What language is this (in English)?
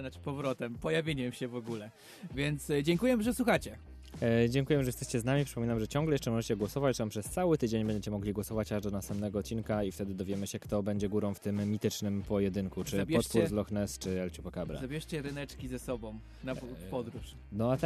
Polish